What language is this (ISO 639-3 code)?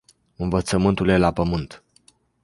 ron